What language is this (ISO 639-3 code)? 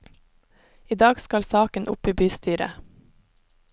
nor